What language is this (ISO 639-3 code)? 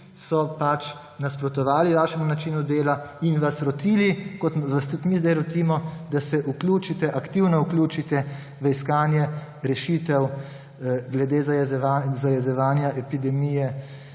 slv